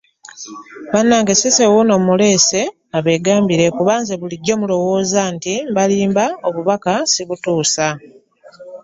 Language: Ganda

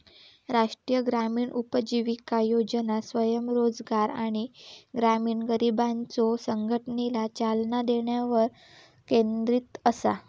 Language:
Marathi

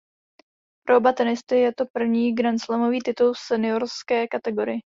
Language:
Czech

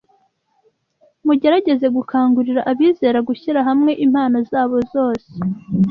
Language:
Kinyarwanda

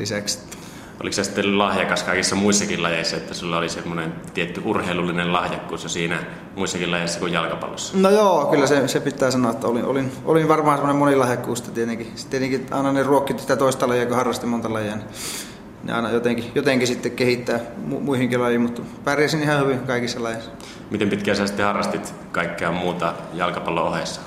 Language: Finnish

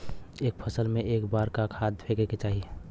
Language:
Bhojpuri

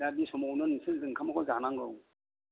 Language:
Bodo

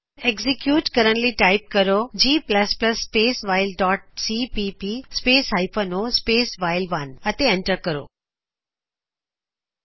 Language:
Punjabi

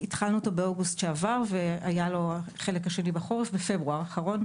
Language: Hebrew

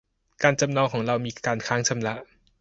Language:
Thai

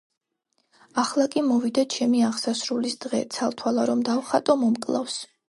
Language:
Georgian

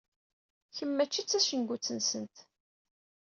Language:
Kabyle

